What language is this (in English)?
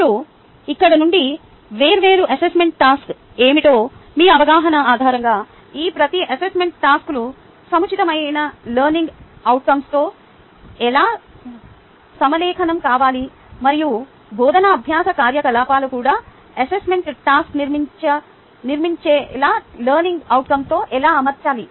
Telugu